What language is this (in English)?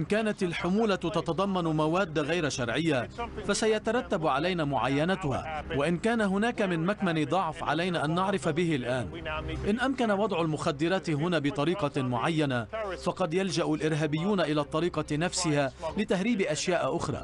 Arabic